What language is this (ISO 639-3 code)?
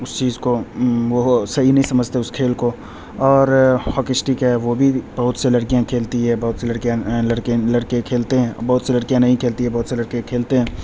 urd